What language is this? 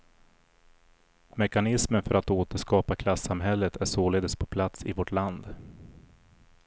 Swedish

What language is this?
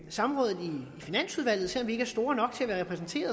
Danish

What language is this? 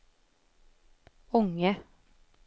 Swedish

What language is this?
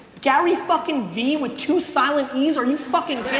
English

